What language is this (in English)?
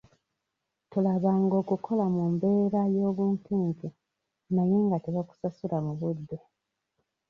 Ganda